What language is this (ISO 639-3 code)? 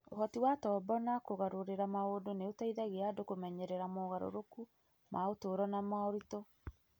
kik